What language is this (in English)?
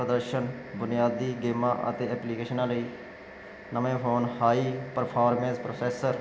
Punjabi